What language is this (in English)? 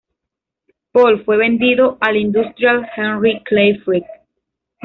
Spanish